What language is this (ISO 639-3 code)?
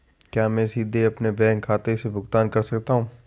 hin